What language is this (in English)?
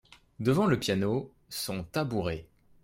French